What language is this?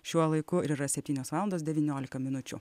Lithuanian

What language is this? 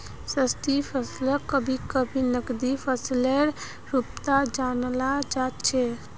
Magahi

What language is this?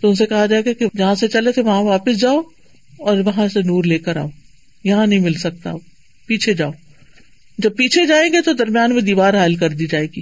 Urdu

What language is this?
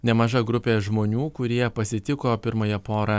Lithuanian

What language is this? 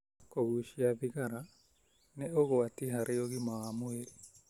Kikuyu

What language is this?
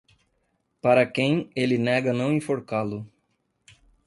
Portuguese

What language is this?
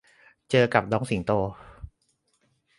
Thai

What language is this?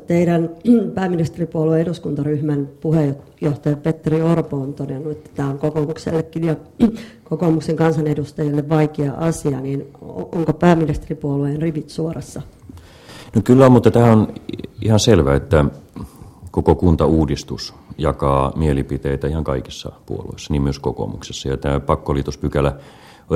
Finnish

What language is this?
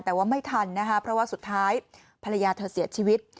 Thai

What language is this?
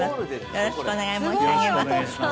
Japanese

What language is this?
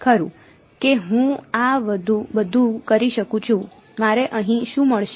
Gujarati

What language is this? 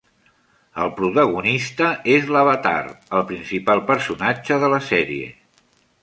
Catalan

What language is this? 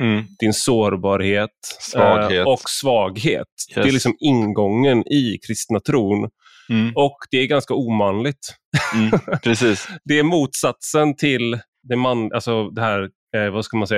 Swedish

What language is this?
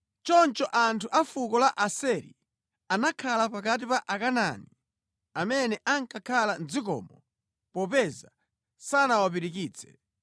Nyanja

